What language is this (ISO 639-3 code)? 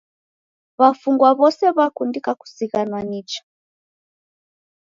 dav